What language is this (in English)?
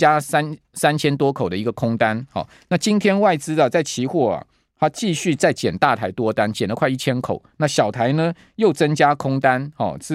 Chinese